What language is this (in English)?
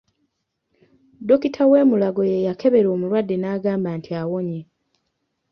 Ganda